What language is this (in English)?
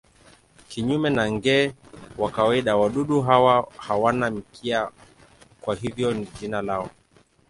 Swahili